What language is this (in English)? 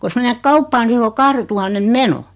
Finnish